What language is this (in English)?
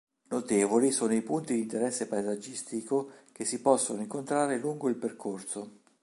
Italian